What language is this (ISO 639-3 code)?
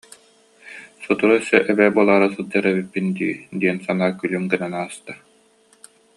sah